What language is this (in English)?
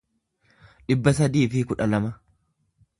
Oromo